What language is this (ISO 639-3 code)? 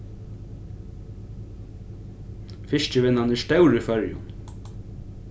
fao